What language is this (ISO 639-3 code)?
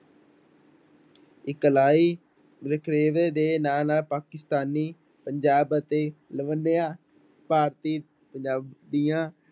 pan